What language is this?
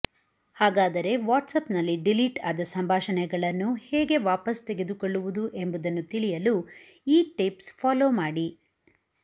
Kannada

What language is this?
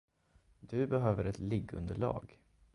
Swedish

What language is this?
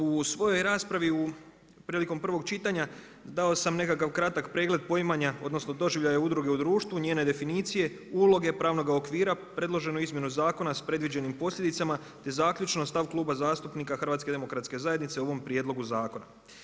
Croatian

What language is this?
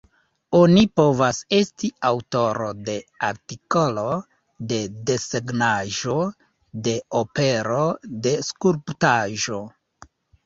Esperanto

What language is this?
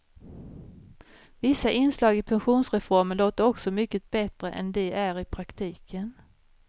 Swedish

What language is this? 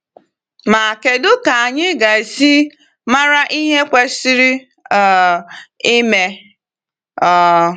Igbo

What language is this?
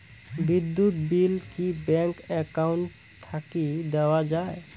Bangla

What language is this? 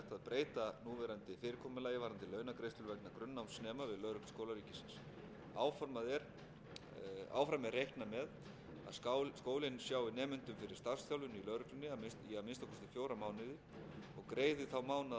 Icelandic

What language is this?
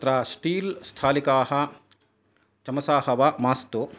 Sanskrit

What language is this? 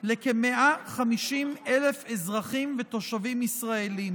Hebrew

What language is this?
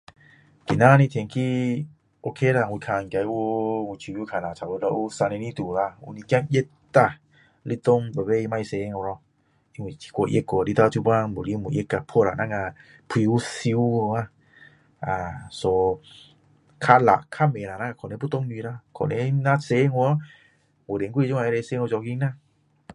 Min Dong Chinese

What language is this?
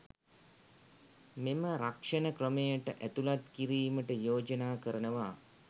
Sinhala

